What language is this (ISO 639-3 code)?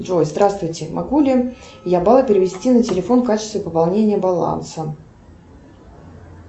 rus